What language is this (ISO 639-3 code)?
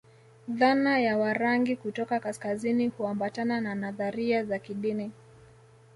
swa